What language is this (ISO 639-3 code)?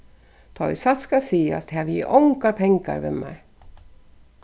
fao